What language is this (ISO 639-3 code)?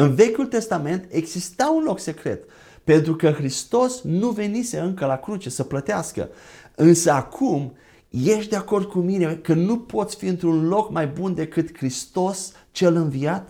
ron